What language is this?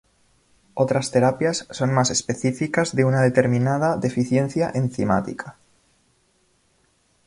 Spanish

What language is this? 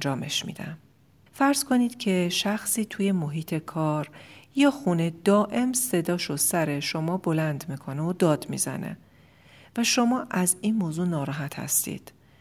Persian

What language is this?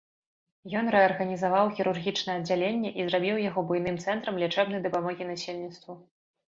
Belarusian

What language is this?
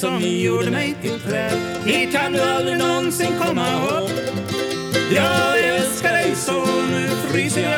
Swedish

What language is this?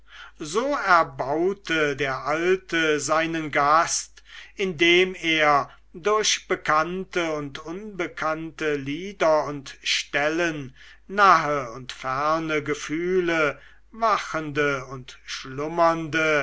German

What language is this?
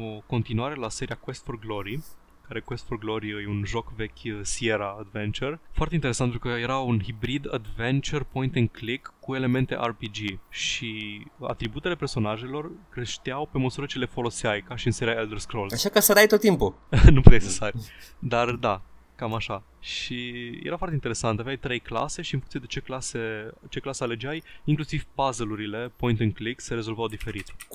Romanian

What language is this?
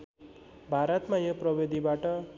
Nepali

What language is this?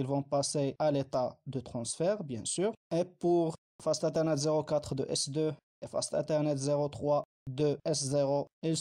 French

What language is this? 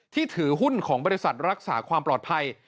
Thai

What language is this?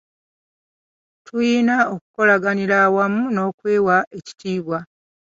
Ganda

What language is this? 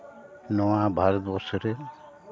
Santali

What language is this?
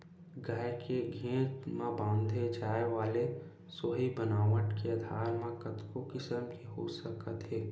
Chhattisgarhi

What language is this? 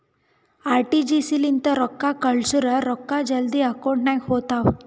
Kannada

